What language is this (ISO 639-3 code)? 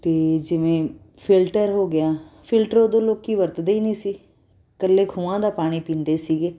pan